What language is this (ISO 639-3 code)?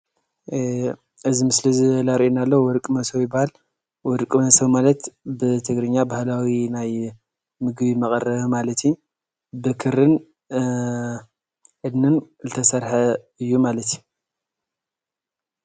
tir